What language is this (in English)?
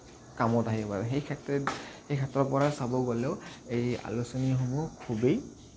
Assamese